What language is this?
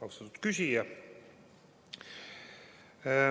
Estonian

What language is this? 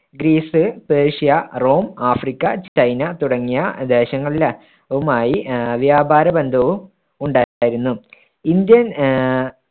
Malayalam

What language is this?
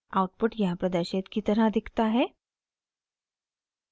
Hindi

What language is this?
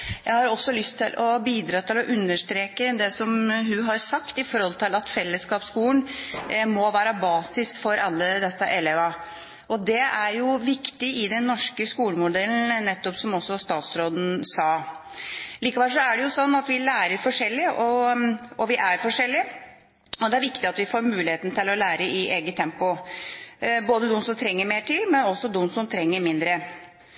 Norwegian Bokmål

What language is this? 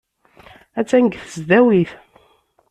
Kabyle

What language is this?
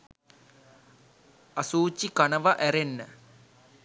Sinhala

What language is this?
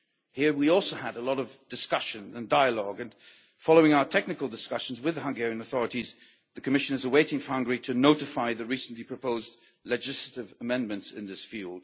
English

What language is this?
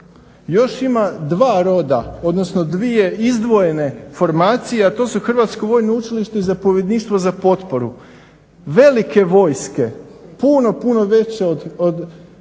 Croatian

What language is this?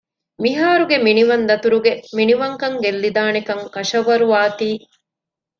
Divehi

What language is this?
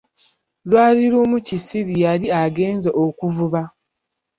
Ganda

